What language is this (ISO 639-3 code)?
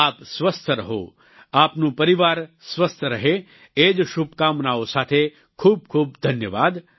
guj